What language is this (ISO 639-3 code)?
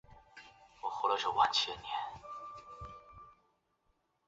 zho